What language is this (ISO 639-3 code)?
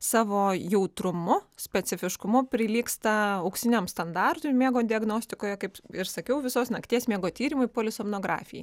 lit